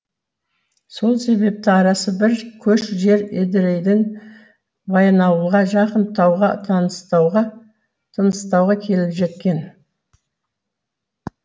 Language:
Kazakh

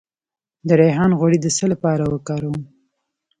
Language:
Pashto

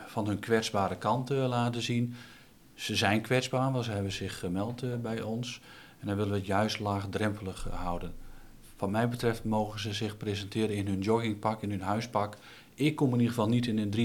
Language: Dutch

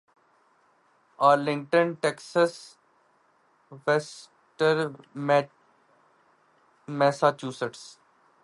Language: Urdu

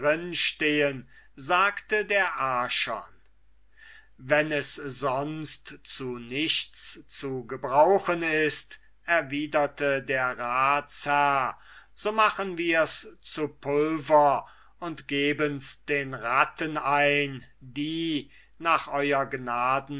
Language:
German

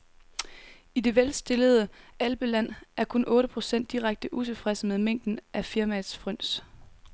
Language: Danish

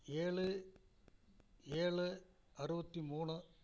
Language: Tamil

